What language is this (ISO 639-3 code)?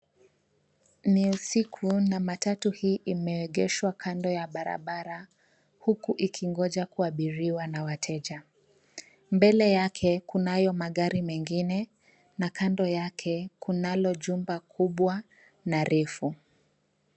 swa